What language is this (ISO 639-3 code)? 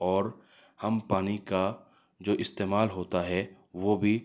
urd